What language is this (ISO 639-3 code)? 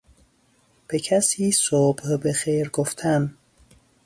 fas